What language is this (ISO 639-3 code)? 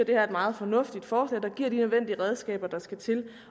dan